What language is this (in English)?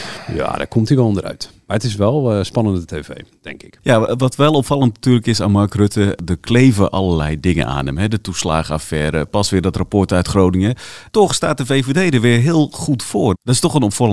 Dutch